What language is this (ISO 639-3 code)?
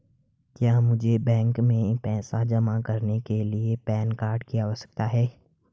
hin